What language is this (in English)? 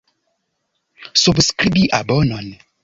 Esperanto